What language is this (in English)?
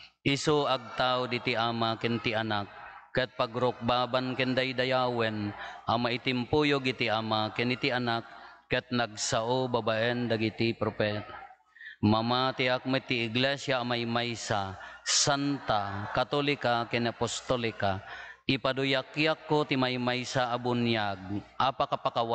Filipino